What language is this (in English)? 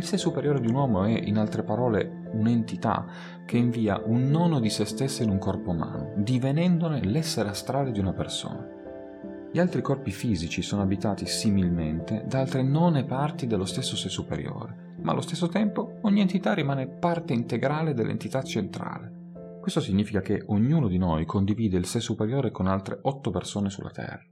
Italian